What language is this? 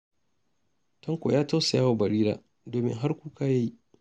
Hausa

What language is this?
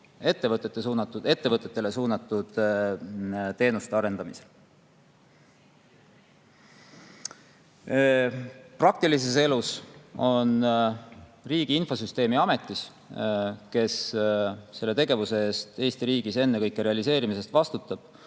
Estonian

